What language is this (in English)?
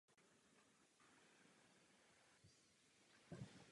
Czech